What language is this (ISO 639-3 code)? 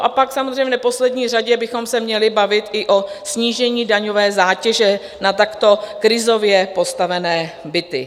ces